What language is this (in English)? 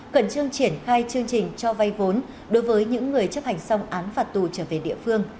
Vietnamese